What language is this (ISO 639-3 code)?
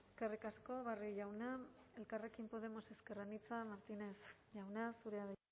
eus